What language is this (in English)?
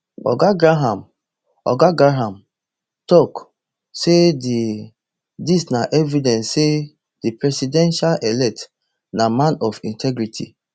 Nigerian Pidgin